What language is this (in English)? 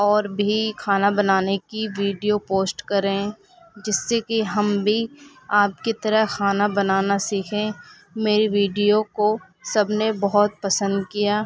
Urdu